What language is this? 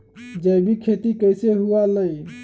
Magahi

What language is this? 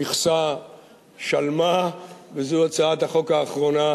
Hebrew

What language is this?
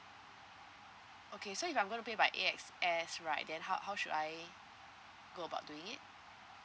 English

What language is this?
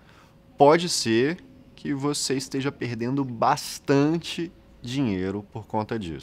Portuguese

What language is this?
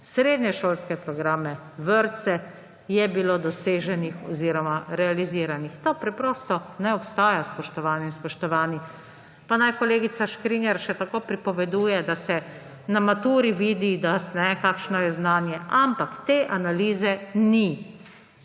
Slovenian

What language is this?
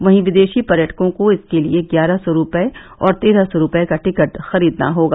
Hindi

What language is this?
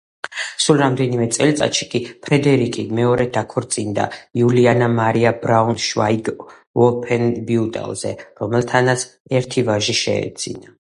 Georgian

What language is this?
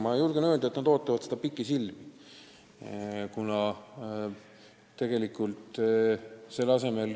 Estonian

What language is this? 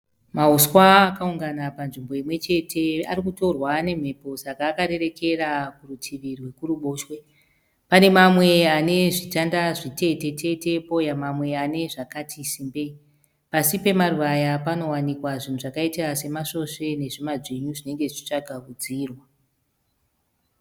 Shona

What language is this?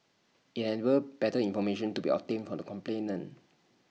English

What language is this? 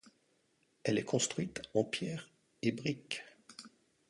French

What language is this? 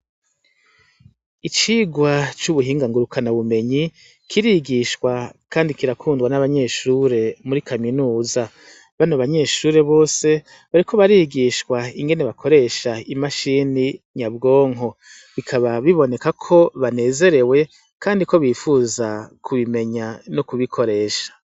Rundi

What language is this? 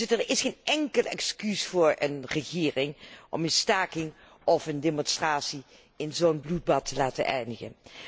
Dutch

